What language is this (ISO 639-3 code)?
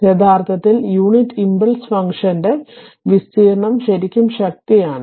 mal